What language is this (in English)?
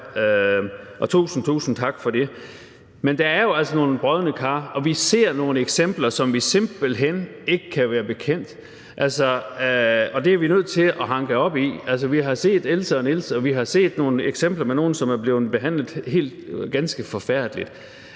Danish